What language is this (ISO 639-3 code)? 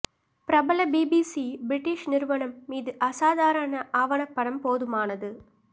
tam